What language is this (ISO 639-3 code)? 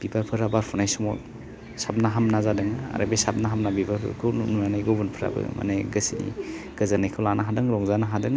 brx